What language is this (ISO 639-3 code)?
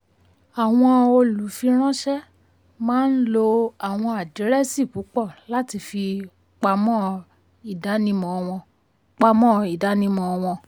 yor